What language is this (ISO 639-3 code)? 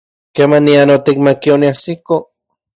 ncx